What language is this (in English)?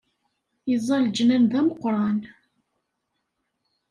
Kabyle